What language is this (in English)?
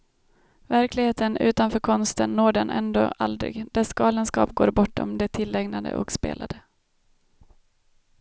Swedish